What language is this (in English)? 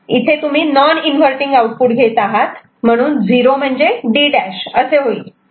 Marathi